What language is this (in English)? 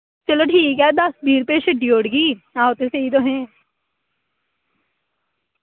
Dogri